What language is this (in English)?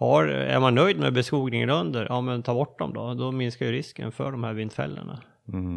Swedish